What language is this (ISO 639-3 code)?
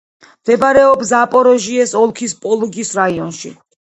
kat